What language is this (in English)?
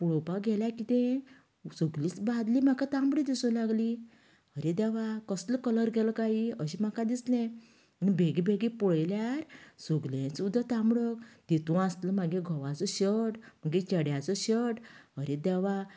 Konkani